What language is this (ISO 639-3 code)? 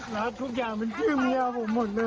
tha